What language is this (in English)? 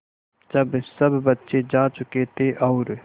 Hindi